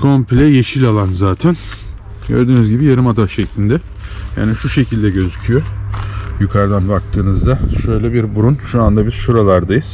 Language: Turkish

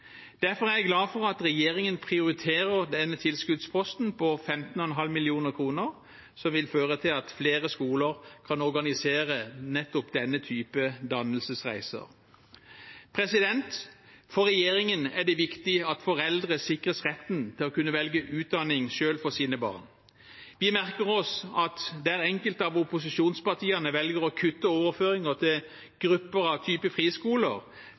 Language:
Norwegian Bokmål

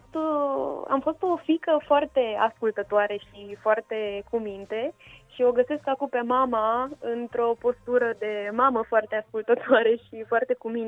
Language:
Romanian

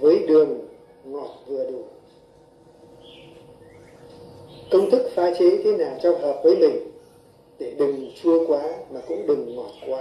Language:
Vietnamese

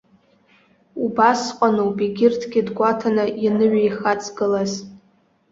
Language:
Abkhazian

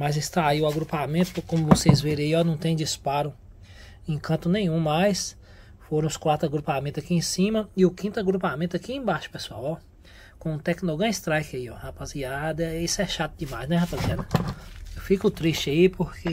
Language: Portuguese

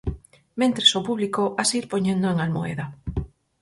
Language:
Galician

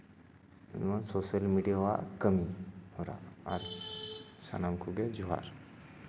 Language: Santali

